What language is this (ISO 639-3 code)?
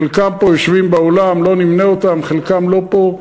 heb